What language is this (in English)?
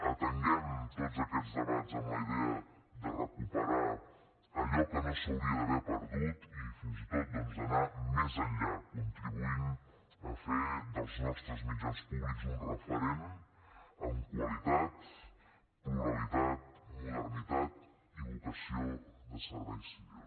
Catalan